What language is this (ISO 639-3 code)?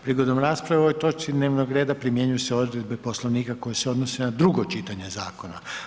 hrv